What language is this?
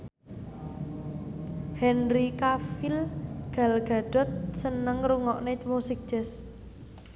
Javanese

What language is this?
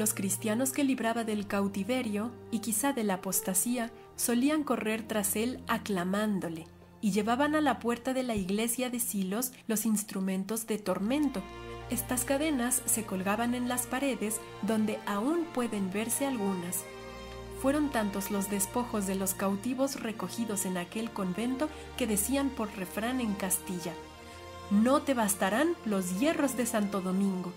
Spanish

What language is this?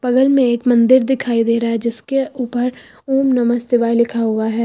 Hindi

